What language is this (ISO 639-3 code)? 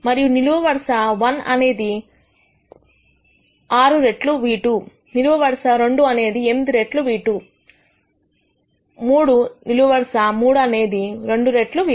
tel